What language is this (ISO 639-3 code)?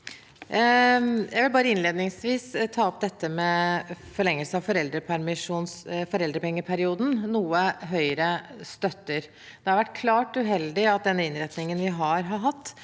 nor